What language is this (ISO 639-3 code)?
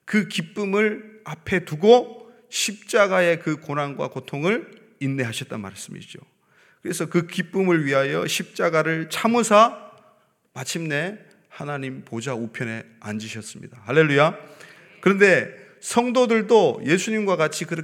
kor